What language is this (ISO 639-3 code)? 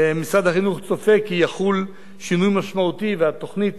heb